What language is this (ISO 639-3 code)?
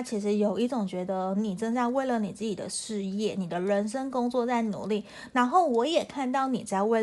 zho